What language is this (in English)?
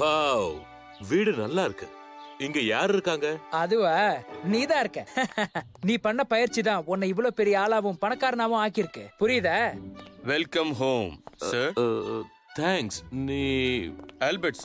Hindi